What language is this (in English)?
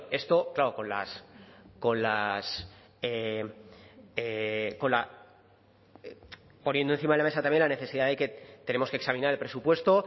Spanish